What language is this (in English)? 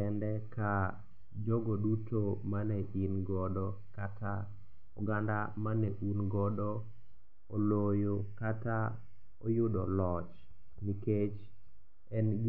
Luo (Kenya and Tanzania)